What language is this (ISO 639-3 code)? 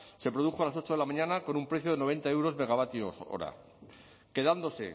spa